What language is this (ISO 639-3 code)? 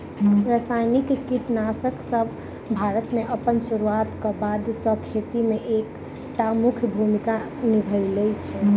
mai